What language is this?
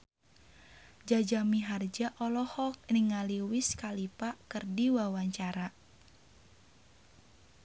Sundanese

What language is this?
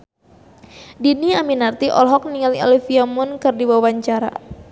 Sundanese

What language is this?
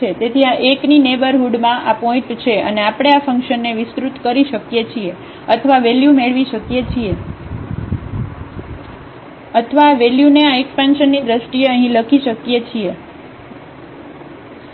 Gujarati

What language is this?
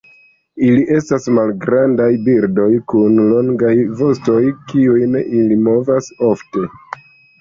Esperanto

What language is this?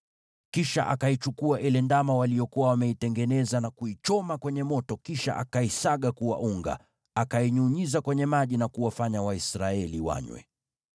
Swahili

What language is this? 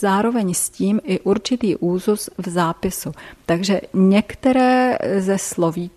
Czech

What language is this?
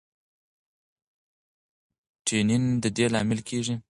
Pashto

